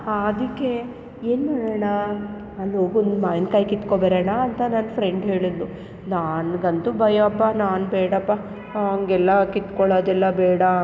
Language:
Kannada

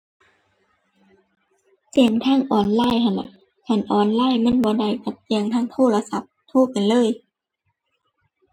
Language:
Thai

